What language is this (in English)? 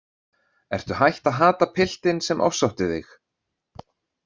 Icelandic